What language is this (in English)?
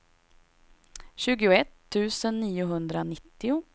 Swedish